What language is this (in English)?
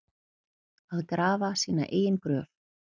Icelandic